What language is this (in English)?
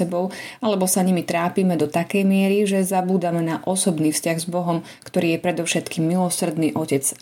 Slovak